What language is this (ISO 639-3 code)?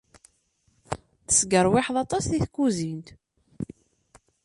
kab